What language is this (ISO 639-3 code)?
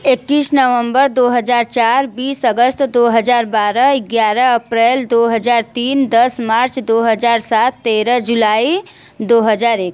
hin